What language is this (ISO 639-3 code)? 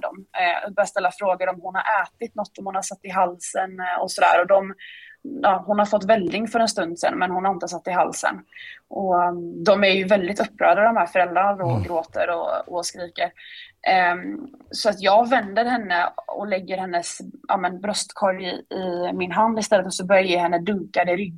swe